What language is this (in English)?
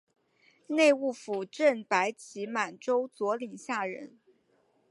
Chinese